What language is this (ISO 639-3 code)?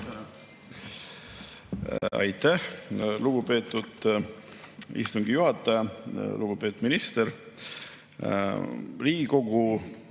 est